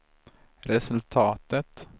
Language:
Swedish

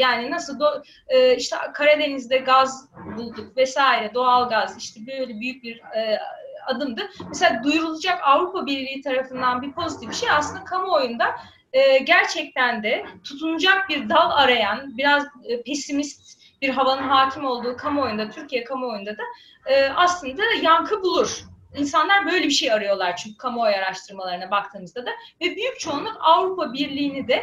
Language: Turkish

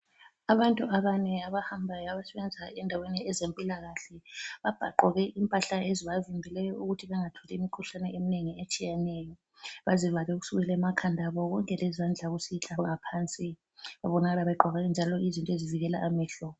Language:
North Ndebele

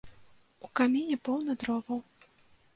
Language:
Belarusian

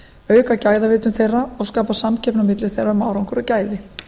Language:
Icelandic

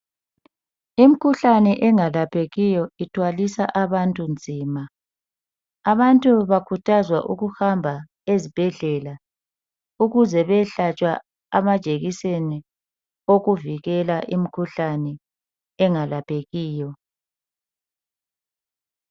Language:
North Ndebele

